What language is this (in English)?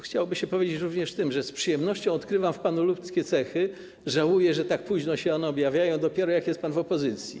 Polish